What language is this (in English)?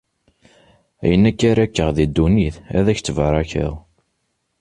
Kabyle